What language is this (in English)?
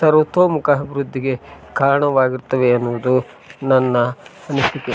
Kannada